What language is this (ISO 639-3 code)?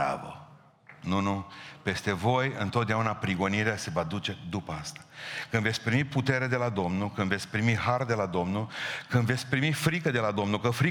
ron